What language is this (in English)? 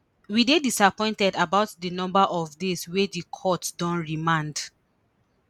Nigerian Pidgin